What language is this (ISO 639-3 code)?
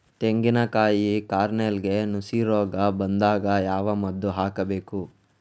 kan